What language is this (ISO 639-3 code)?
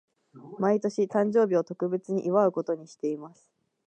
jpn